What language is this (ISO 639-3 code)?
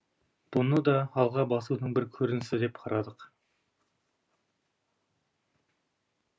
kaz